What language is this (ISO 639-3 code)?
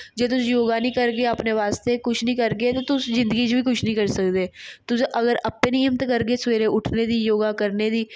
doi